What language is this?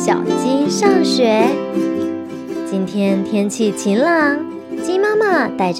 Chinese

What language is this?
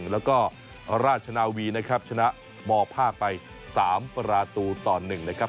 Thai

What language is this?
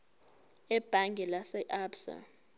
Zulu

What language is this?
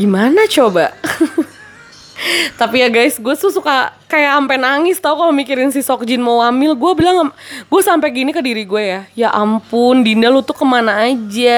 Indonesian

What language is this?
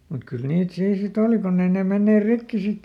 Finnish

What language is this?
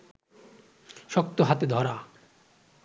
Bangla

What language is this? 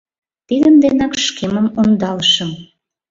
Mari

